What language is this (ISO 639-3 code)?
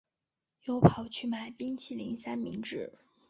zho